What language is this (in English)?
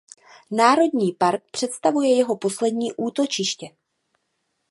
Czech